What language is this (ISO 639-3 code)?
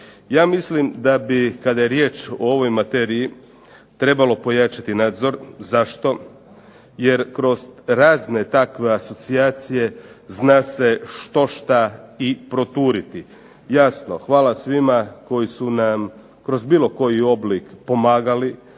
hrv